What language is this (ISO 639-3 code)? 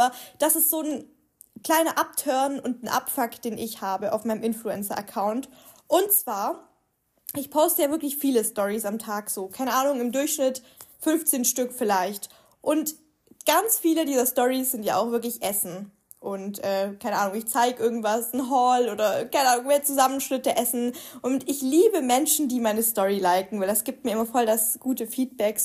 deu